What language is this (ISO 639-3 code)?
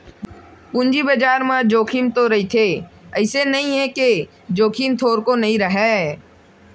hne